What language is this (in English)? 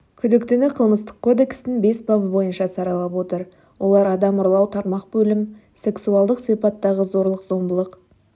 Kazakh